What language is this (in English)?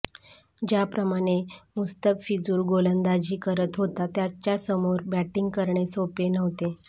Marathi